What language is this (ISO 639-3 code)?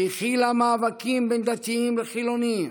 heb